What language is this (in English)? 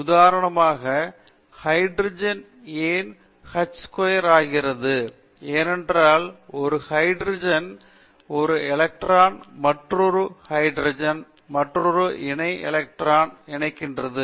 Tamil